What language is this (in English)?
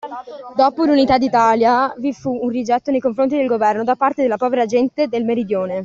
Italian